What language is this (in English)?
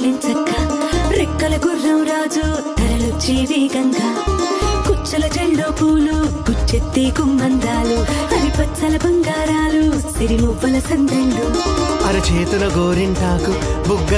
Hindi